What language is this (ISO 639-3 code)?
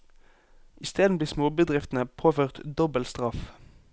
nor